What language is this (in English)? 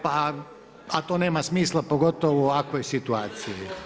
Croatian